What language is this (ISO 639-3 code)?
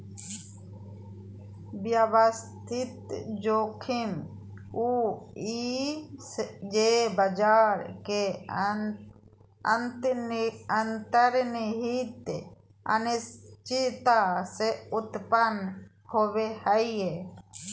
mag